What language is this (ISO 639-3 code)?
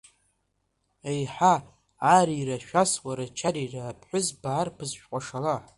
abk